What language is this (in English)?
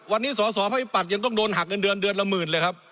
Thai